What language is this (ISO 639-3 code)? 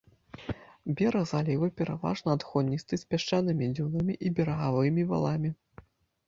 bel